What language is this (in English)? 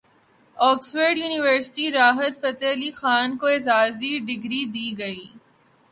Urdu